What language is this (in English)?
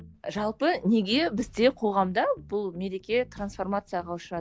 Kazakh